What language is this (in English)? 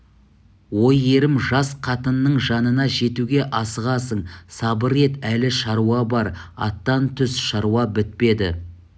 Kazakh